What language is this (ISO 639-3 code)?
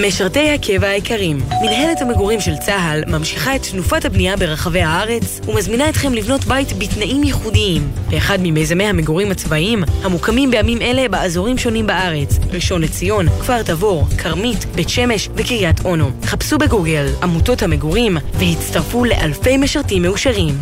heb